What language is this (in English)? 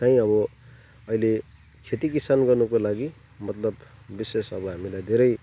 Nepali